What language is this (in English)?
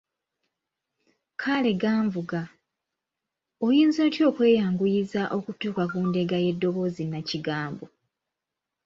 Ganda